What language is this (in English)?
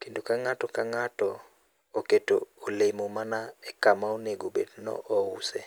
Luo (Kenya and Tanzania)